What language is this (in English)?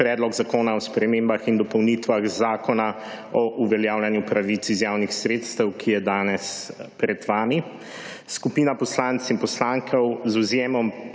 Slovenian